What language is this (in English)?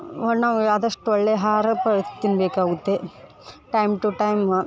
Kannada